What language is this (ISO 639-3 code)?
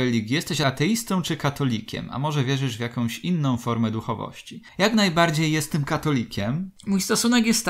pol